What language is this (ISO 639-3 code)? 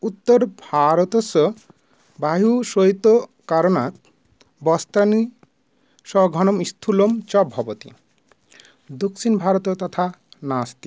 san